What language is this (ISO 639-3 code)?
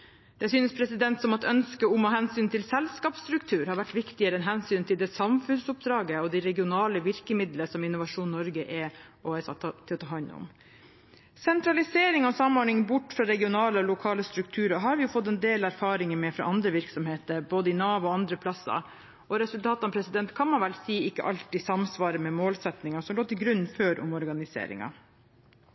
nob